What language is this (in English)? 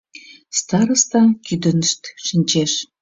Mari